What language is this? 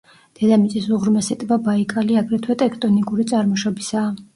Georgian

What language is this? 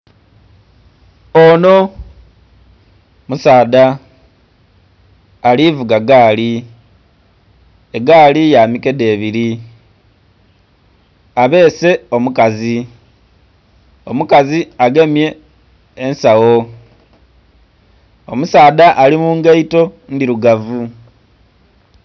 Soga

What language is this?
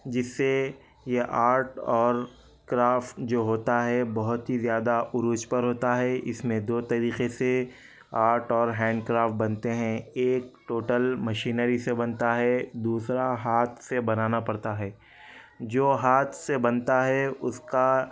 Urdu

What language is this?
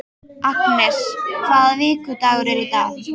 Icelandic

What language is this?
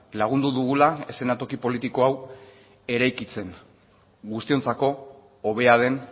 Basque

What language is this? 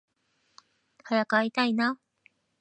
Japanese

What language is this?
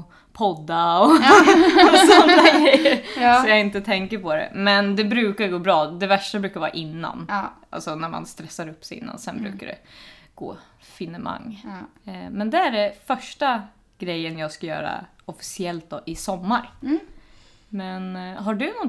Swedish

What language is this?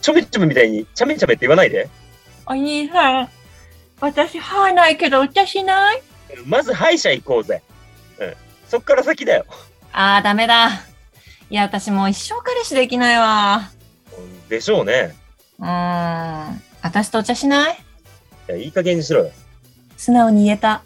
Japanese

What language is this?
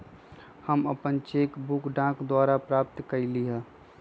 Magahi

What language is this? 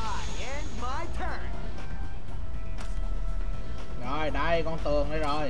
Vietnamese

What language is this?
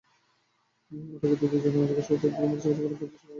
Bangla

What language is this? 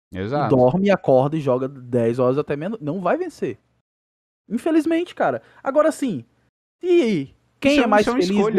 Portuguese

